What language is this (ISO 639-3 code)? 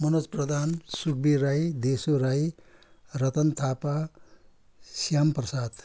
nep